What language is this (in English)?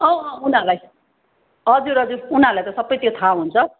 Nepali